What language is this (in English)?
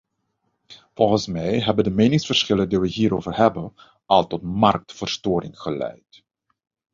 Dutch